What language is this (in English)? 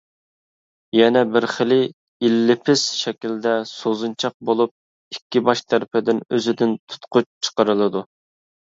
Uyghur